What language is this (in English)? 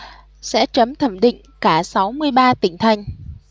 Vietnamese